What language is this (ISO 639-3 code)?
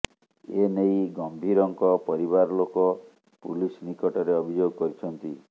ori